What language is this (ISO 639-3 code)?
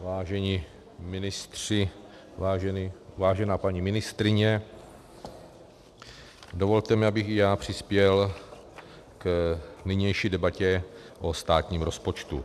ces